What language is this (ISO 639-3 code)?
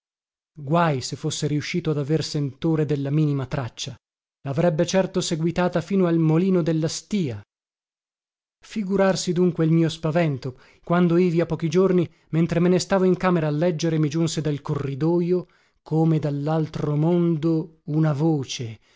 ita